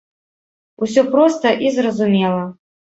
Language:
Belarusian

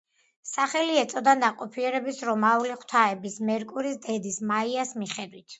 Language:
Georgian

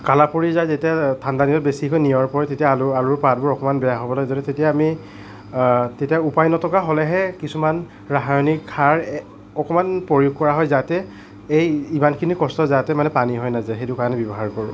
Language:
Assamese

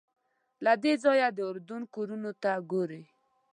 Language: Pashto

